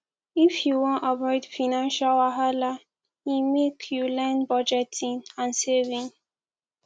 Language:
Nigerian Pidgin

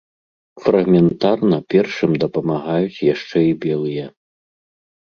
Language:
Belarusian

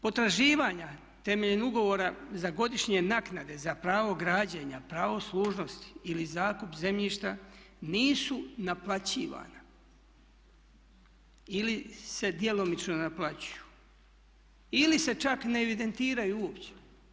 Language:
Croatian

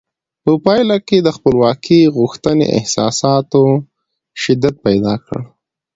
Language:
Pashto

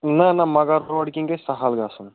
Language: Kashmiri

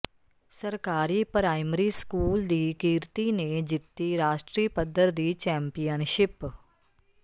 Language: Punjabi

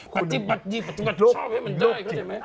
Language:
Thai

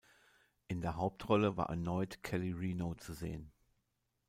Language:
German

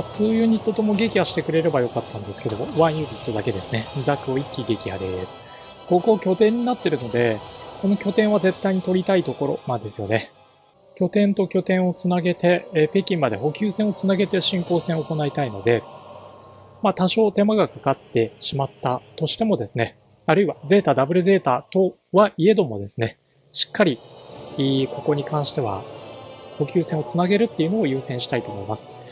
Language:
Japanese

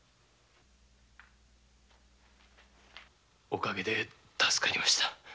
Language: Japanese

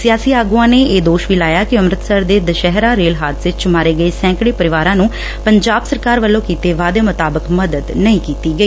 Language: Punjabi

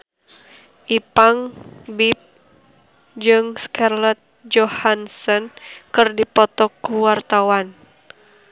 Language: Sundanese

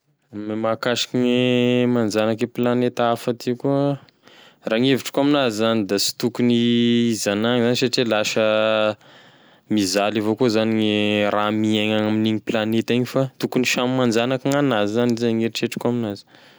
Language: Tesaka Malagasy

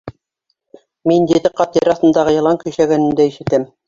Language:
Bashkir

